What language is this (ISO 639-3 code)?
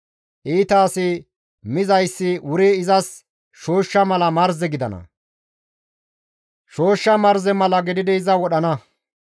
gmv